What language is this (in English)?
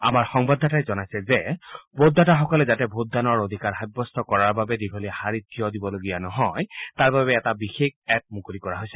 Assamese